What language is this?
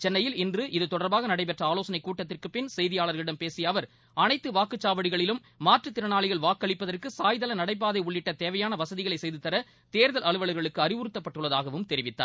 Tamil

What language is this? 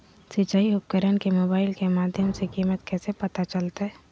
Magahi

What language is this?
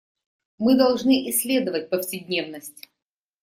Russian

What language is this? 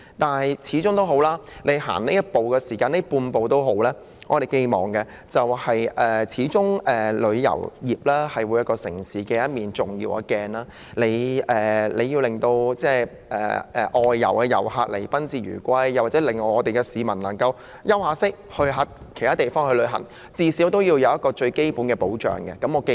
Cantonese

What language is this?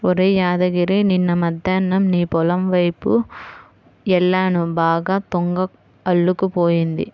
Telugu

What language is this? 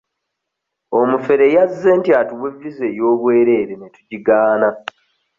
Ganda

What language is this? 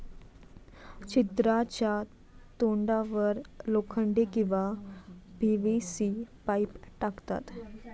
Marathi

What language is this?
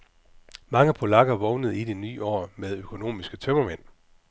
Danish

